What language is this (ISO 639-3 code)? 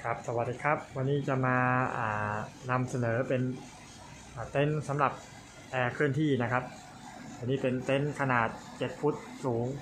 tha